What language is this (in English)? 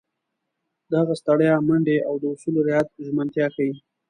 Pashto